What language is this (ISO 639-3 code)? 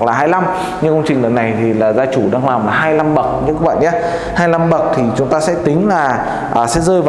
vie